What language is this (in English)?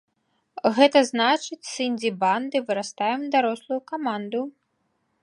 Belarusian